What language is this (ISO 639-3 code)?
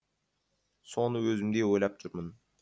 kaz